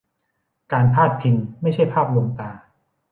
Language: Thai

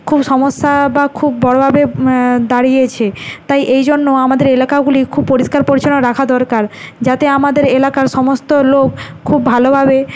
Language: Bangla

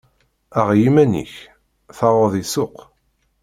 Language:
Kabyle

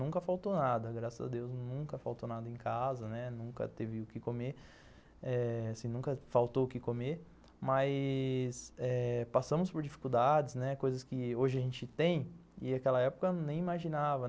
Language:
Portuguese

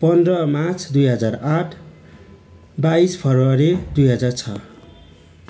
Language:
Nepali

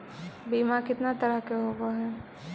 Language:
Magahi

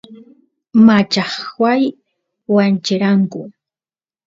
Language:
Santiago del Estero Quichua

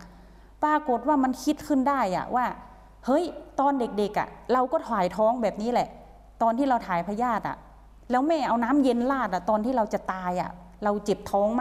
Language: Thai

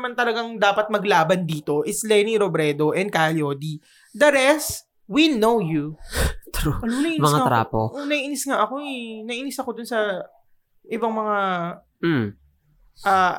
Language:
Filipino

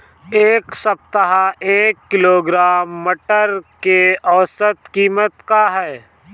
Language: Bhojpuri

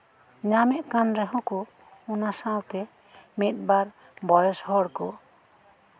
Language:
Santali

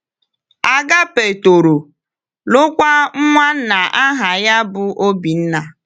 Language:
Igbo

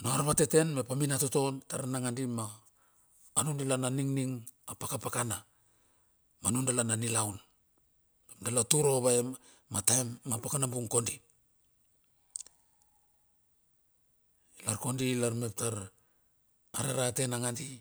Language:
Bilur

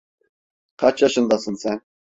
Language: Turkish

